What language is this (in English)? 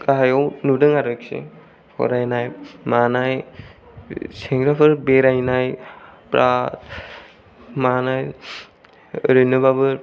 Bodo